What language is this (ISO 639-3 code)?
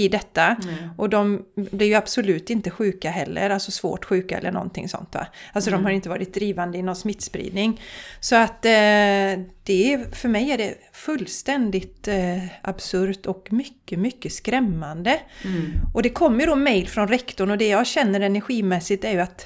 swe